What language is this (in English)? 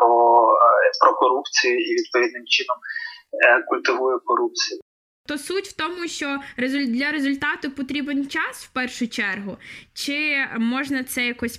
Ukrainian